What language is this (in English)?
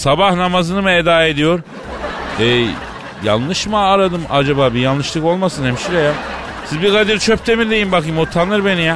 Turkish